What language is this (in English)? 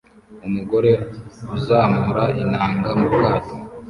Kinyarwanda